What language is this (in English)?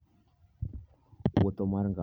Luo (Kenya and Tanzania)